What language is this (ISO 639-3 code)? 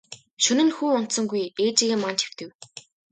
mon